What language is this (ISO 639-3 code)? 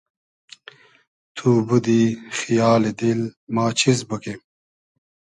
haz